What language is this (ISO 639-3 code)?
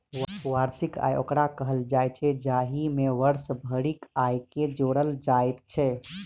mai